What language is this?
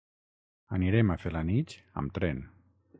Catalan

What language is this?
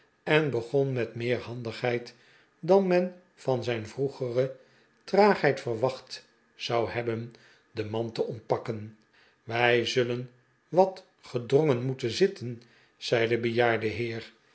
Dutch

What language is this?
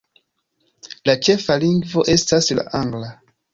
Esperanto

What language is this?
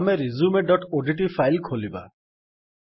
Odia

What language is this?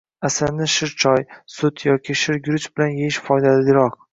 Uzbek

